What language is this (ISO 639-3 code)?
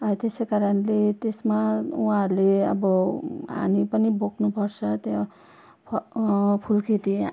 nep